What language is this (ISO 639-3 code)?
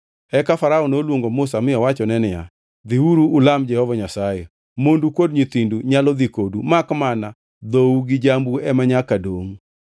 luo